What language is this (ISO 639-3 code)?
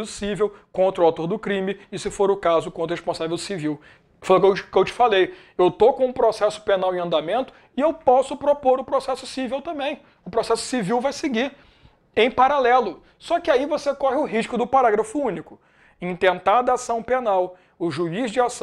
por